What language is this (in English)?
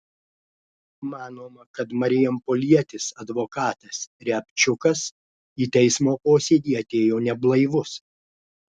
Lithuanian